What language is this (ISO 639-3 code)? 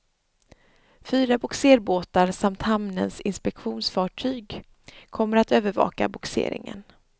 swe